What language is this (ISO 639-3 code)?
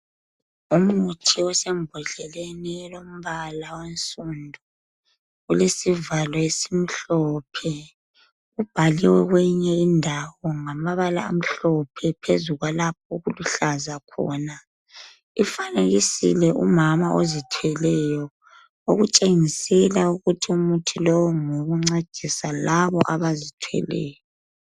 nde